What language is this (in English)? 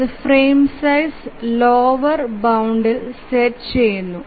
Malayalam